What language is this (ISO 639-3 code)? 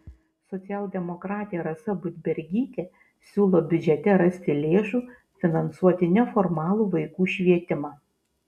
lit